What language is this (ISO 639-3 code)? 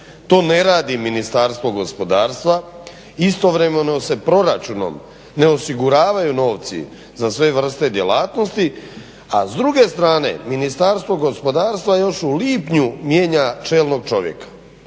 hrv